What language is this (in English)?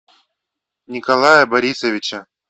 Russian